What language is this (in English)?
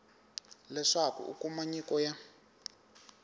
Tsonga